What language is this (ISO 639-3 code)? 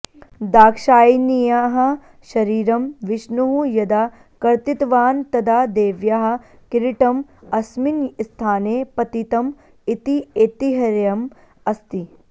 san